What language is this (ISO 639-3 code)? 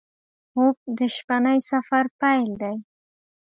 pus